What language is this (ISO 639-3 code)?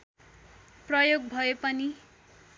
nep